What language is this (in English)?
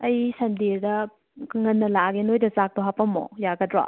Manipuri